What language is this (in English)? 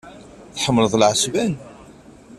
Kabyle